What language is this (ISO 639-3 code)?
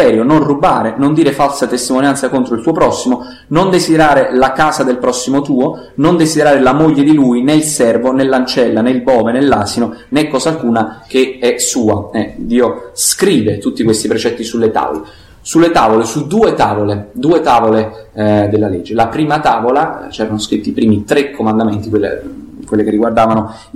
ita